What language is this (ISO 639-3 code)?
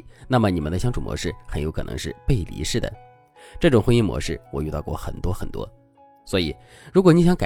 zho